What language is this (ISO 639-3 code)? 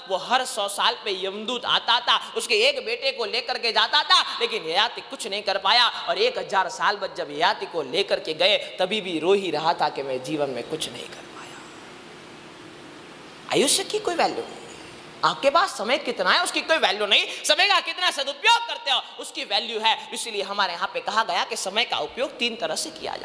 hin